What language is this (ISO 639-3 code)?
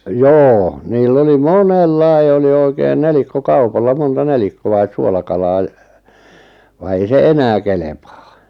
fin